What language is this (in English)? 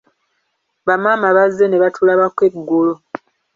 Ganda